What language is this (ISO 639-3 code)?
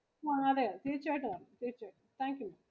mal